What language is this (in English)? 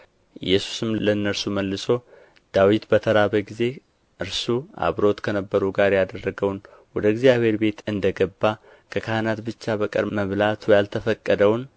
Amharic